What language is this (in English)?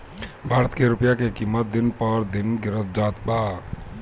Bhojpuri